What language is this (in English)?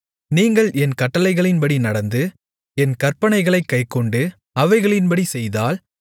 Tamil